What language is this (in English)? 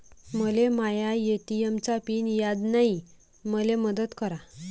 Marathi